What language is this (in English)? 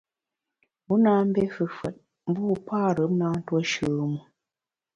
Bamun